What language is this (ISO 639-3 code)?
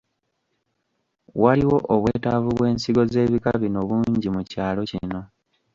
lug